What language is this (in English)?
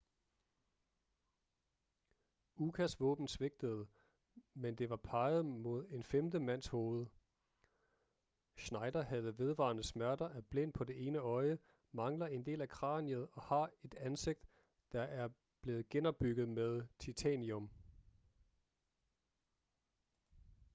Danish